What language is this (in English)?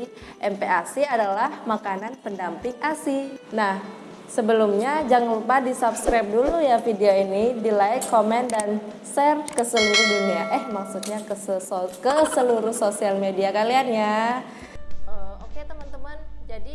Indonesian